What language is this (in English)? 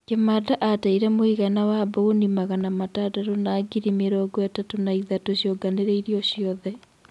Kikuyu